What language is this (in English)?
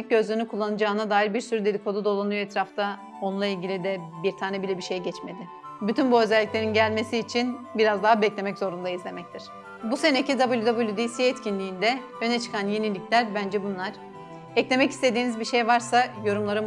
Turkish